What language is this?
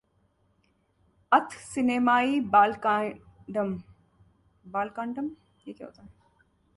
Hindi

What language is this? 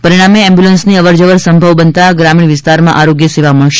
Gujarati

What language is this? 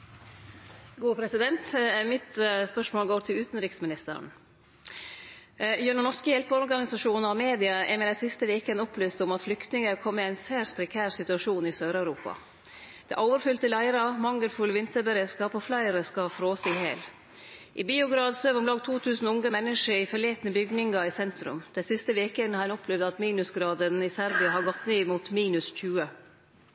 Norwegian Nynorsk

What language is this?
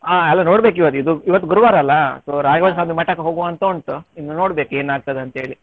Kannada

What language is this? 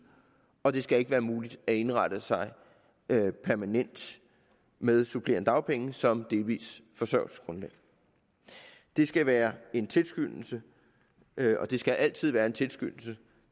Danish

